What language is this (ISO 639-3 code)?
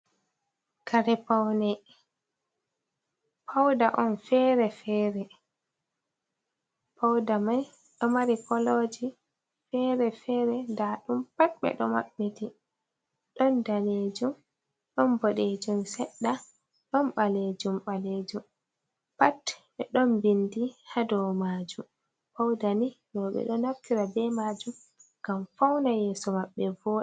ful